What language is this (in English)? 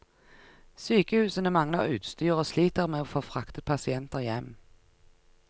Norwegian